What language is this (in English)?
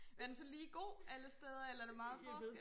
Danish